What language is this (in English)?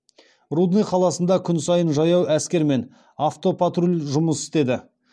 Kazakh